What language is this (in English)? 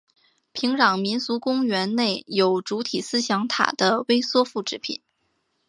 Chinese